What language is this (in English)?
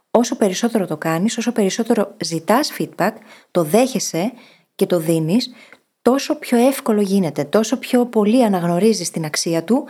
Greek